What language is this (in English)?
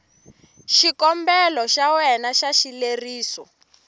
Tsonga